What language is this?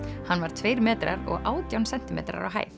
Icelandic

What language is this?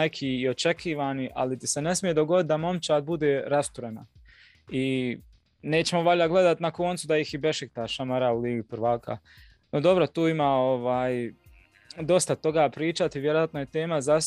Croatian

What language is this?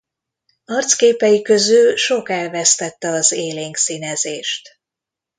Hungarian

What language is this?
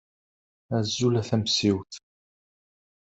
Kabyle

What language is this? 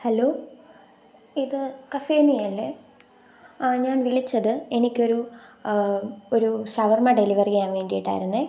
Malayalam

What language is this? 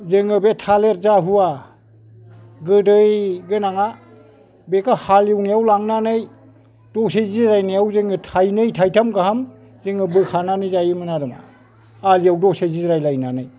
Bodo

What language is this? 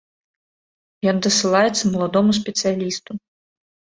Belarusian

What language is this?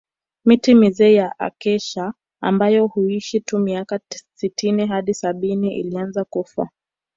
Swahili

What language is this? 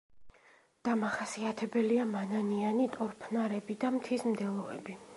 Georgian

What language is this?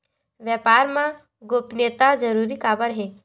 Chhattisgarhi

